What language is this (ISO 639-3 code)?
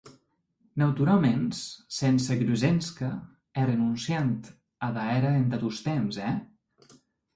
oci